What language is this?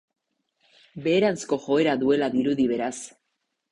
Basque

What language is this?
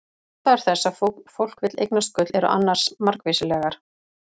Icelandic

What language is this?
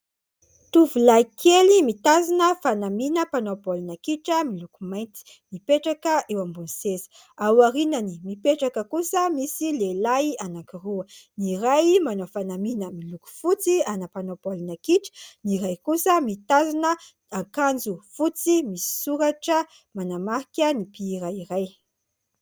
Malagasy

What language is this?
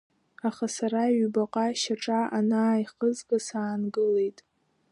Abkhazian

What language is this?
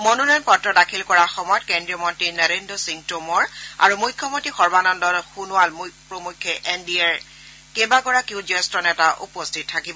Assamese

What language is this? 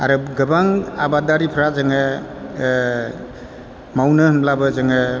Bodo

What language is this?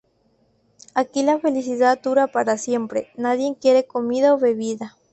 Spanish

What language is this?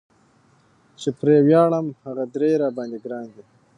Pashto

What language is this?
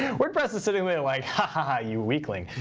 English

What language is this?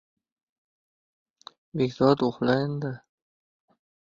Uzbek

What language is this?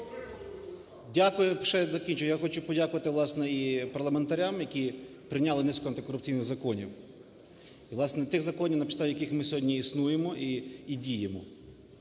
Ukrainian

